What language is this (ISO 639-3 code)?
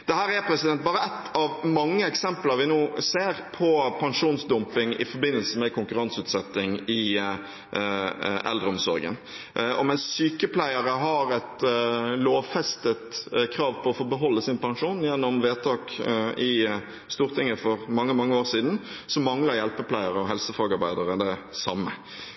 nob